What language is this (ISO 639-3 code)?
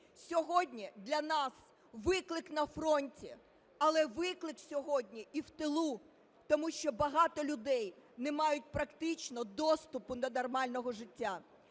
ukr